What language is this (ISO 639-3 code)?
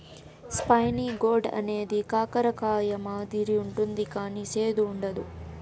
tel